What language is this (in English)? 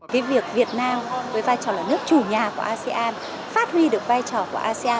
Vietnamese